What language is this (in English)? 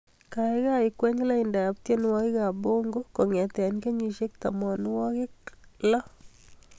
Kalenjin